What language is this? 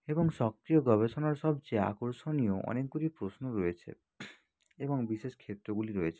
Bangla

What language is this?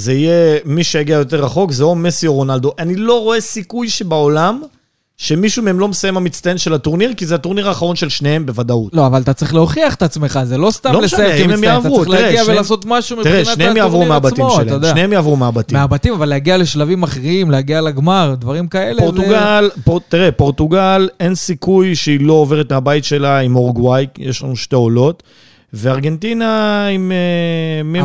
Hebrew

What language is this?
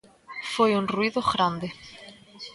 Galician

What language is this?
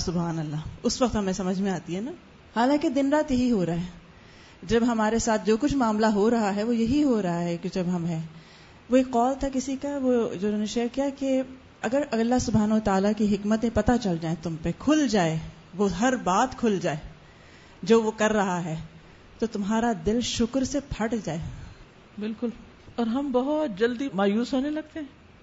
Urdu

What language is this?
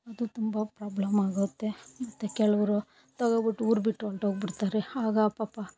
Kannada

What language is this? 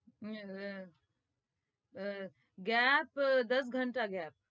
Gujarati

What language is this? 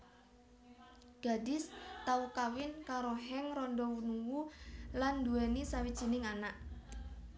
Javanese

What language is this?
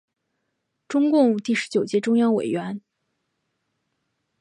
Chinese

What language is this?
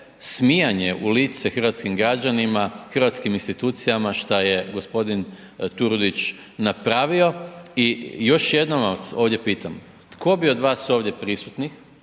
Croatian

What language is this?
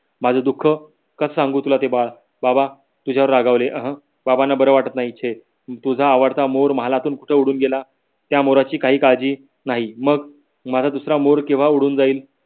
Marathi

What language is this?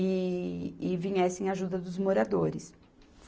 Portuguese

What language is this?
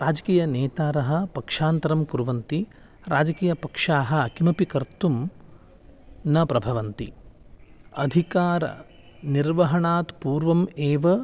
Sanskrit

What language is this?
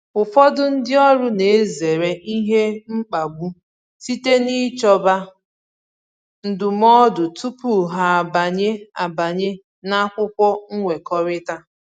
Igbo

